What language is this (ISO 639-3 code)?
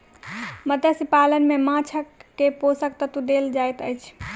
mai